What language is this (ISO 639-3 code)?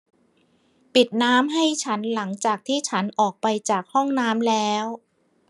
tha